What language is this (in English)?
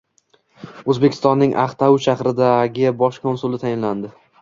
Uzbek